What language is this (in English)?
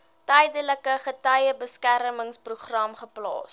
Afrikaans